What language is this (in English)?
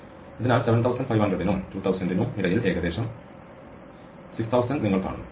Malayalam